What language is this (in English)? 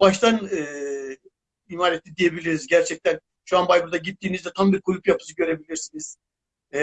Turkish